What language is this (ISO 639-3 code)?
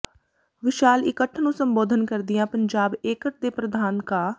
pan